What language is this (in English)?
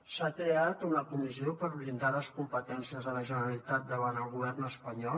Catalan